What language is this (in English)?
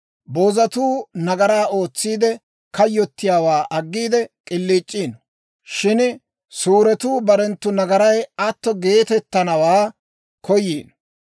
Dawro